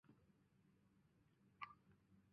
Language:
Chinese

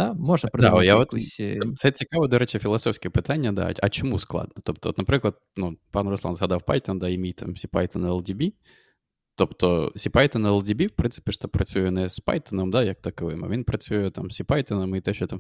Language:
Ukrainian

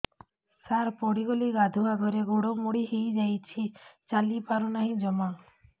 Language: Odia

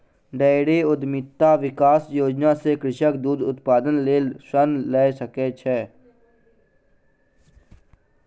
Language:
Maithili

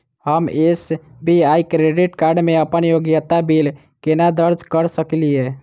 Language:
Maithili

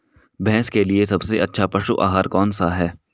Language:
Hindi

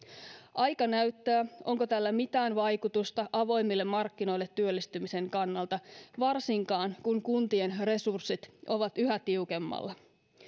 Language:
Finnish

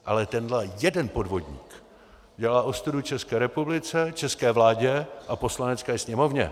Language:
Czech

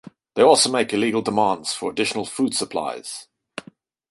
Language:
English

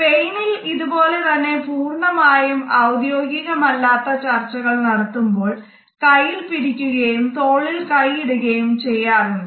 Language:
Malayalam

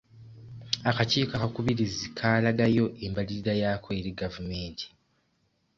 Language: Ganda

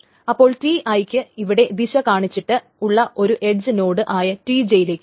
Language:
Malayalam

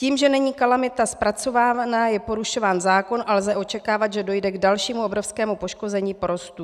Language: Czech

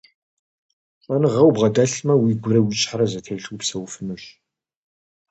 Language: Kabardian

